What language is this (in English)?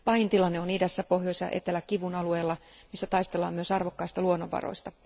Finnish